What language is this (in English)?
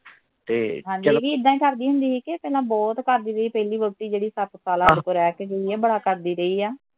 Punjabi